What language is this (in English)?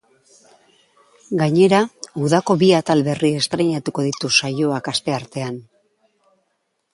Basque